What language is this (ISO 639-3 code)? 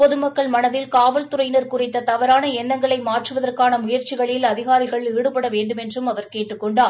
tam